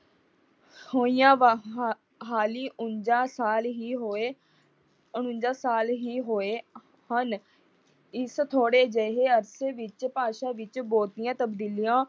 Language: Punjabi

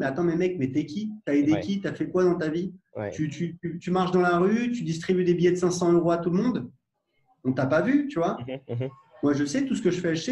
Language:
French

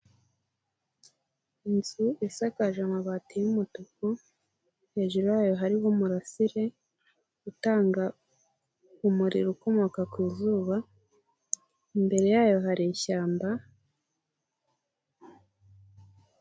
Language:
Kinyarwanda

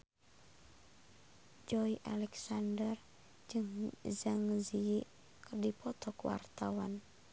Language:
Sundanese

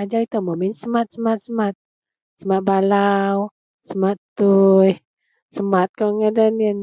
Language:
Central Melanau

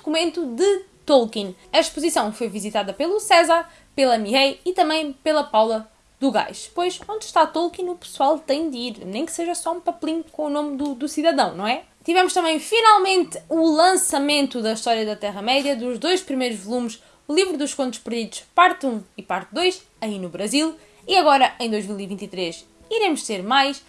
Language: Portuguese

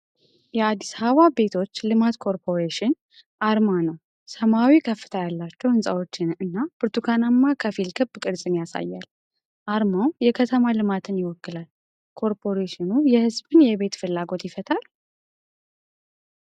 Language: Amharic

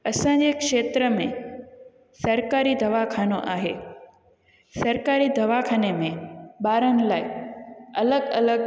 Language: Sindhi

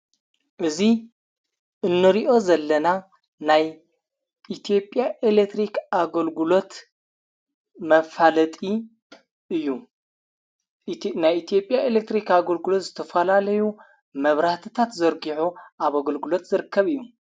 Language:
Tigrinya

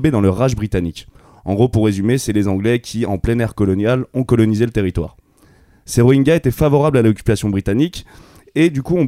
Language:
French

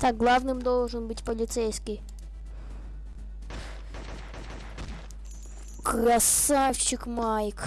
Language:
Russian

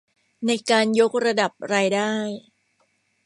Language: Thai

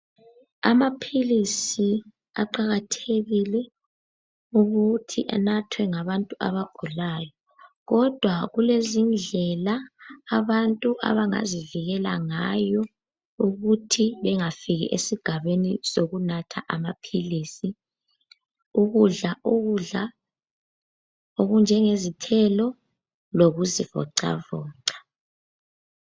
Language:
North Ndebele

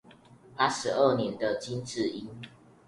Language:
Chinese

